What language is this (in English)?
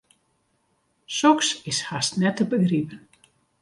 Western Frisian